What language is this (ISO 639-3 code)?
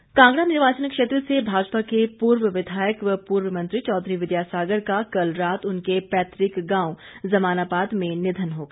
hin